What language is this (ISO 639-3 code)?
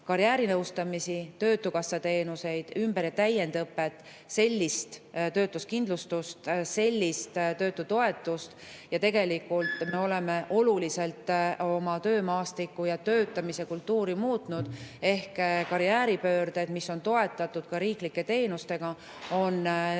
est